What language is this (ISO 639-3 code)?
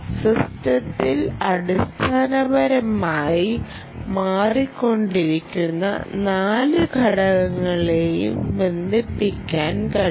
mal